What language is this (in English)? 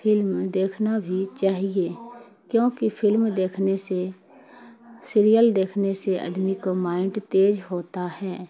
Urdu